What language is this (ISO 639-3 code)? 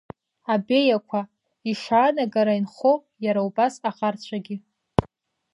abk